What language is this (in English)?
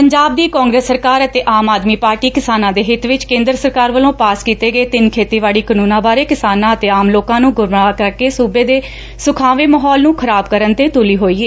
Punjabi